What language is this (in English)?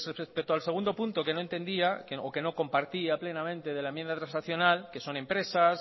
Spanish